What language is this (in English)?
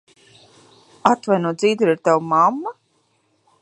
Latvian